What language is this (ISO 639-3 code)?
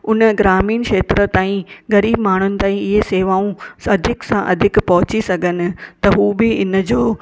snd